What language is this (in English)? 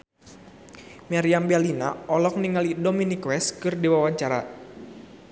Sundanese